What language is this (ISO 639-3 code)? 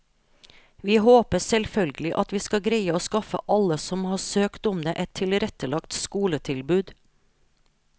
nor